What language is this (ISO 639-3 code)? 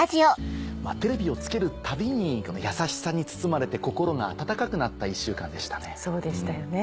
jpn